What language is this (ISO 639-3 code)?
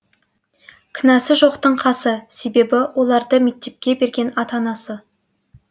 kaz